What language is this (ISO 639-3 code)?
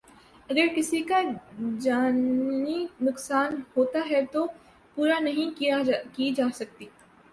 urd